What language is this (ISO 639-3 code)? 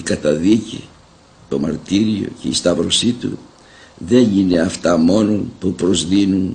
ell